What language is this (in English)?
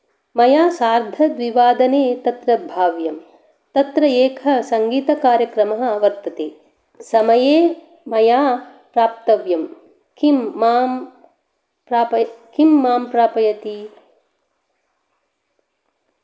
Sanskrit